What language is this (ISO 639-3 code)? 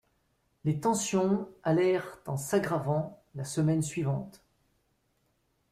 fra